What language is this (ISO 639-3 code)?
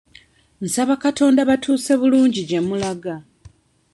lug